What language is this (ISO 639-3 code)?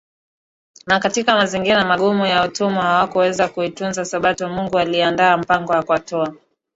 swa